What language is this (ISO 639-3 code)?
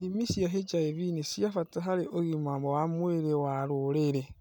kik